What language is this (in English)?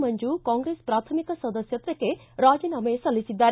Kannada